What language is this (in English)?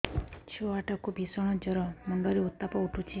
Odia